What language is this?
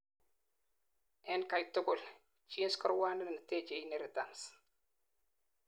Kalenjin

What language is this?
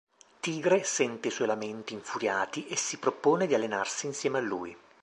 Italian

